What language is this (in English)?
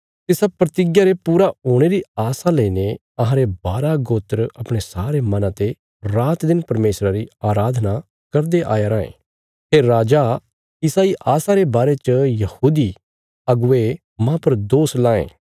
Bilaspuri